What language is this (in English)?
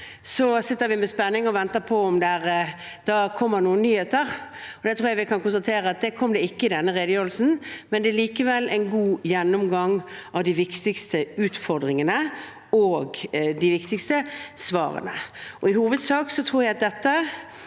Norwegian